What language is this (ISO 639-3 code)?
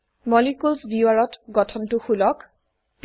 asm